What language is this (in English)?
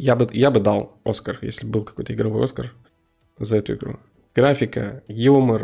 Russian